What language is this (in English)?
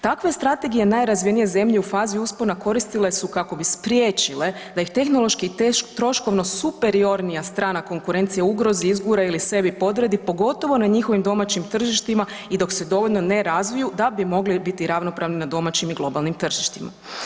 Croatian